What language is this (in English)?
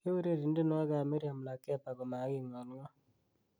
Kalenjin